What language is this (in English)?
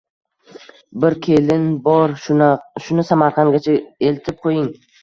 Uzbek